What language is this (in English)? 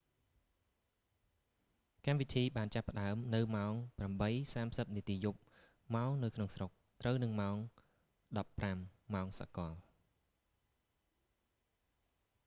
Khmer